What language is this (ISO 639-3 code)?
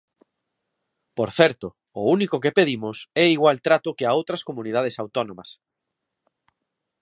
glg